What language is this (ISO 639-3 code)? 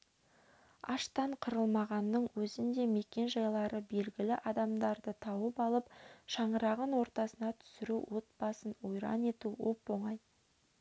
kaz